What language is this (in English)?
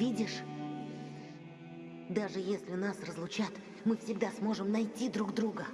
Russian